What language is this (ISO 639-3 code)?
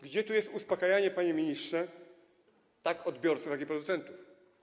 pol